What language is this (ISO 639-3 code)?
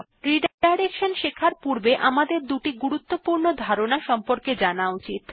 ben